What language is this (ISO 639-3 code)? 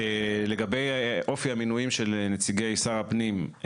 heb